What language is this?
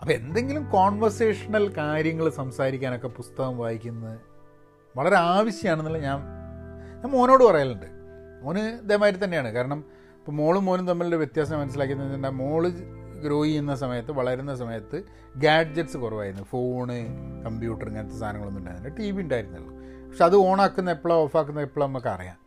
Malayalam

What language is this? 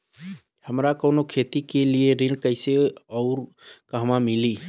Bhojpuri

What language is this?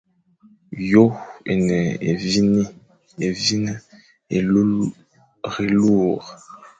Fang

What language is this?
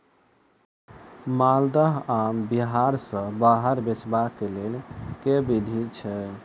Maithili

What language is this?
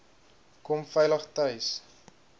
Afrikaans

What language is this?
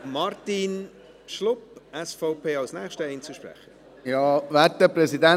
Swiss German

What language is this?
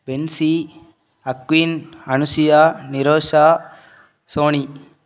Tamil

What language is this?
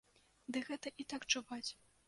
Belarusian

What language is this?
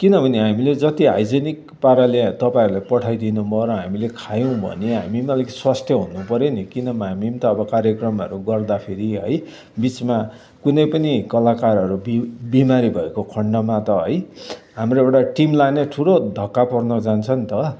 Nepali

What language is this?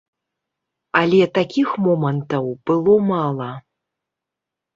Belarusian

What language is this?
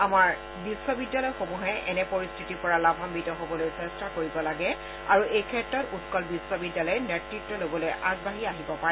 Assamese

